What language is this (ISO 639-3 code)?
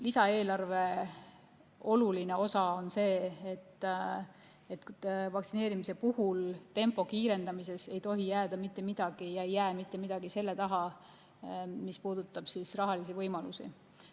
est